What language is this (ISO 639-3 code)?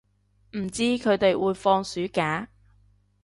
yue